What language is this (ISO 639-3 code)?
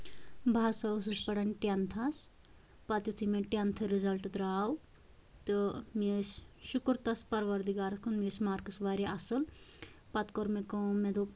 kas